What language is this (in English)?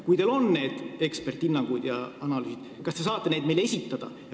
Estonian